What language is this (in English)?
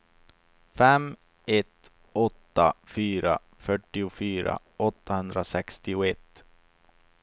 Swedish